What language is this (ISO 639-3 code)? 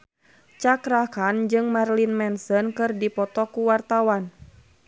sun